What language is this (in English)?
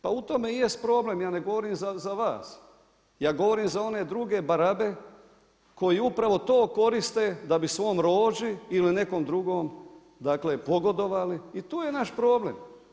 Croatian